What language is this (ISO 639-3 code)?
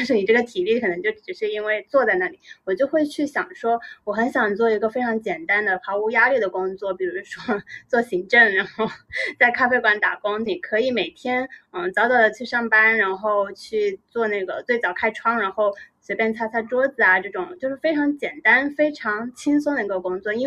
zho